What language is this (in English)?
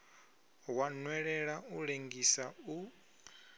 Venda